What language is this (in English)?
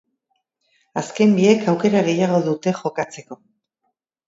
Basque